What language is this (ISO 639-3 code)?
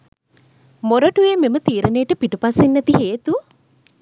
sin